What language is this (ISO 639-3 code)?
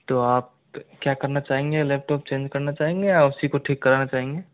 hin